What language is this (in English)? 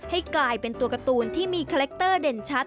Thai